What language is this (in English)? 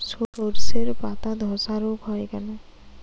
Bangla